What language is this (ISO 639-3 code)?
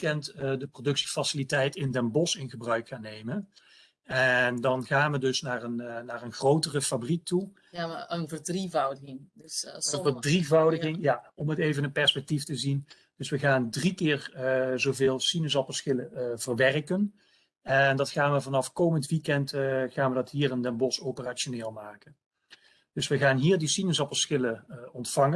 nld